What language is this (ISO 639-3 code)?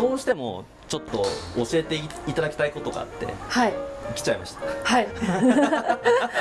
jpn